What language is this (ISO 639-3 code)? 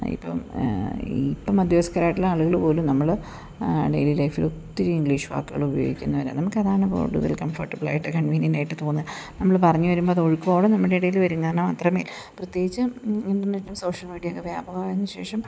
mal